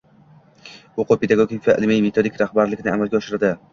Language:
Uzbek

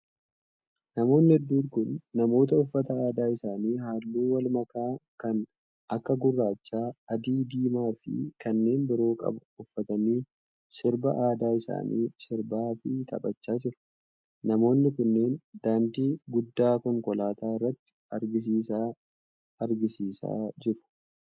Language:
Oromo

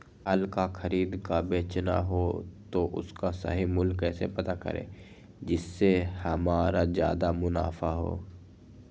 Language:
Magahi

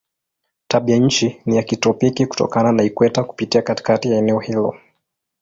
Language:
Swahili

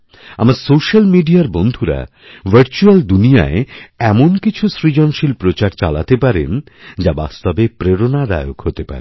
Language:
Bangla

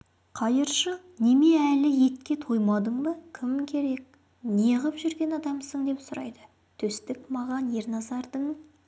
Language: Kazakh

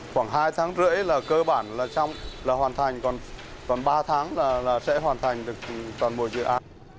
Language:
Vietnamese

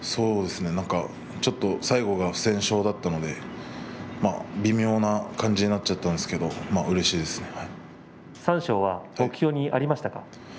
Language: Japanese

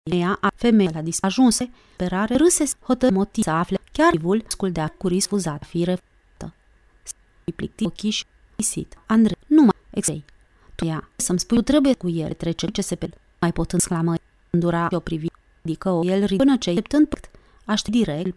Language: Romanian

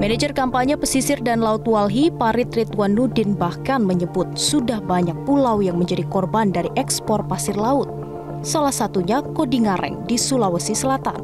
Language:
Indonesian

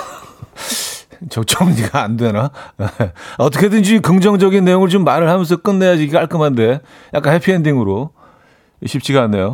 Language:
Korean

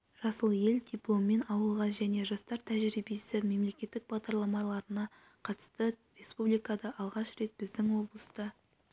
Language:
Kazakh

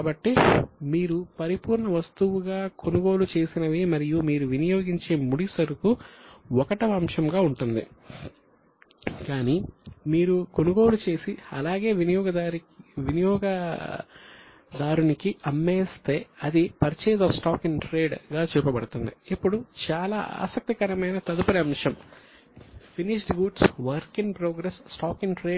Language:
Telugu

